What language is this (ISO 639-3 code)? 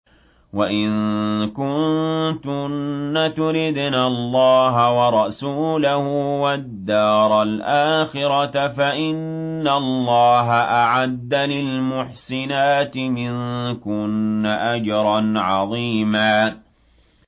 ara